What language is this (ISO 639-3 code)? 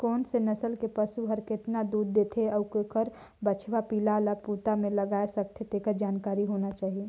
hne